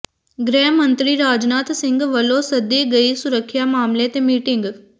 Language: Punjabi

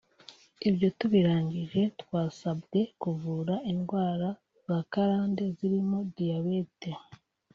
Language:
Kinyarwanda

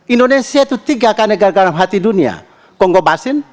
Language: Indonesian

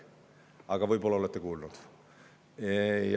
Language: Estonian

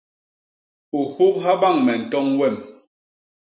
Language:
Basaa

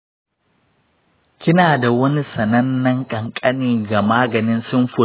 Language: Hausa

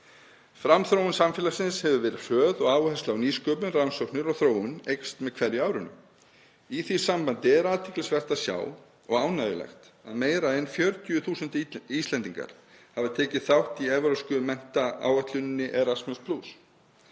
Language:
Icelandic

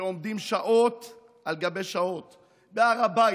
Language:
Hebrew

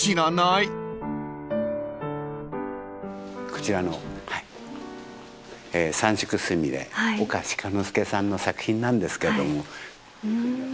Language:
Japanese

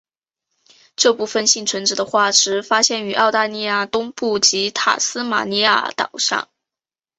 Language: Chinese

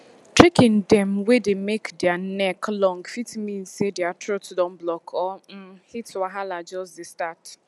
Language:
Nigerian Pidgin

